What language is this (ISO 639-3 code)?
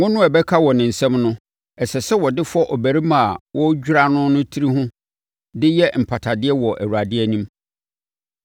aka